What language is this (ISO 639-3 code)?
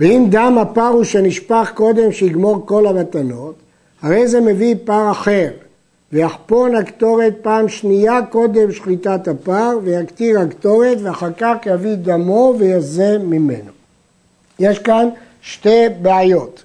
heb